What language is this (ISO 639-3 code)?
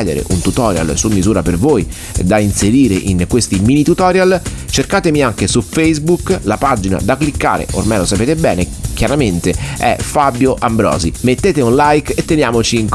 ita